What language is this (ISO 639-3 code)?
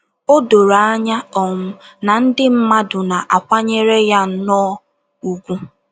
ibo